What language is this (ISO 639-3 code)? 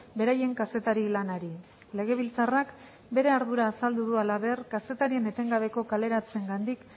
eus